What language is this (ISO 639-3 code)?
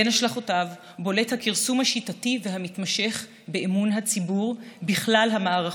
heb